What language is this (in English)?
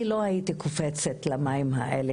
Hebrew